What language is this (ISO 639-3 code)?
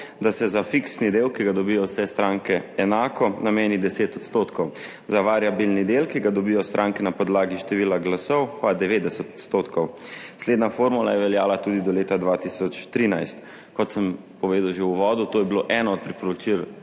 slv